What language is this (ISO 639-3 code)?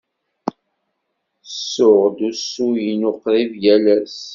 kab